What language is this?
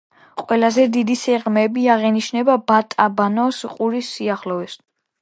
Georgian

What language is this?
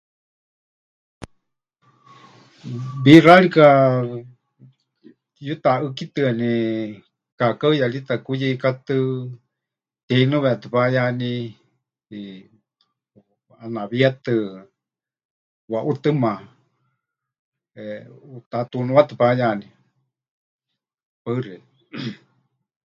Huichol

